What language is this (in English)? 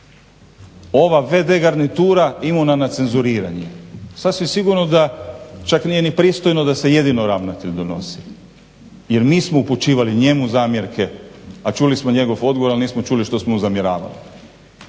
Croatian